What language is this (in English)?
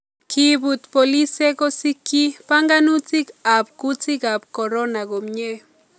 Kalenjin